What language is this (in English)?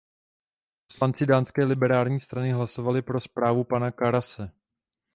Czech